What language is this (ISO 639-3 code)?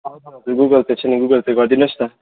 nep